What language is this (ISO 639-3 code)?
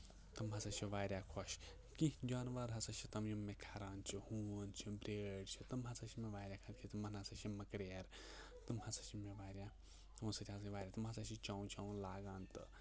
kas